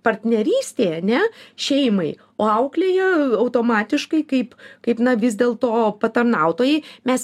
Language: Lithuanian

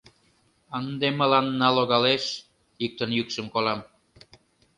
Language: Mari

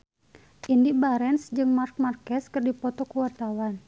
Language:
Sundanese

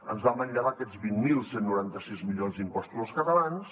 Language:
Catalan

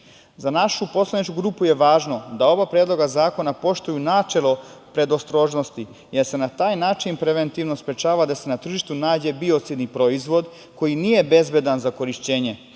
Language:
Serbian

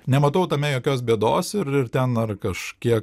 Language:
Lithuanian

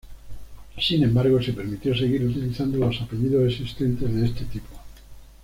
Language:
Spanish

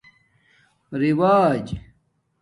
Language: Domaaki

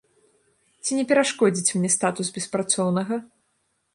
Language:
Belarusian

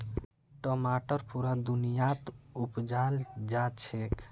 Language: Magahi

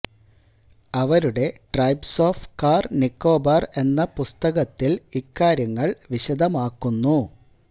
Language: Malayalam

